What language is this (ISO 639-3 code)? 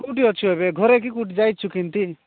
ori